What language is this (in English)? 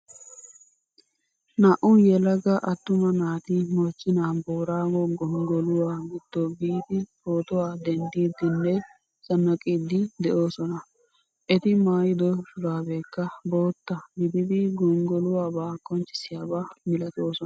Wolaytta